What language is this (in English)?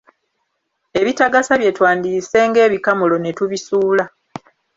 Ganda